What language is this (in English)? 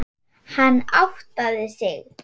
Icelandic